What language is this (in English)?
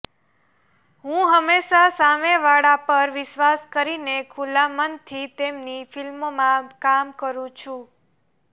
Gujarati